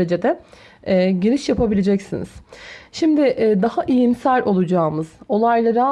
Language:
Turkish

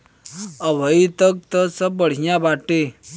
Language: Bhojpuri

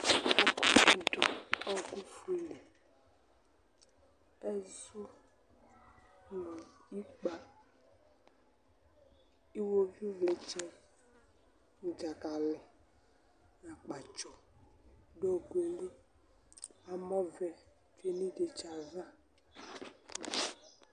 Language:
Ikposo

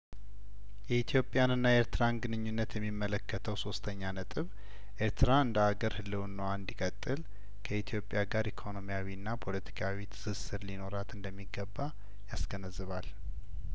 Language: Amharic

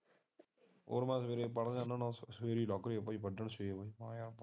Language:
Punjabi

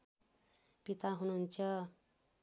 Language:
Nepali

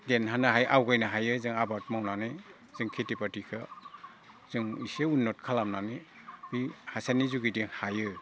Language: Bodo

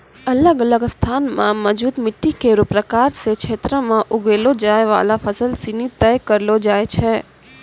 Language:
Maithili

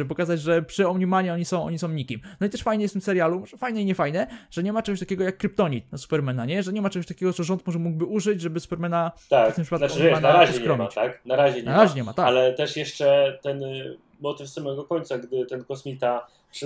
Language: Polish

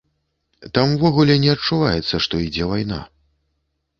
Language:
Belarusian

